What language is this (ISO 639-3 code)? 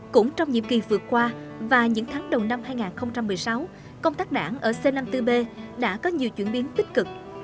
vie